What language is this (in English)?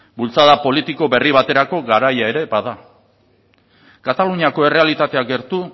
Basque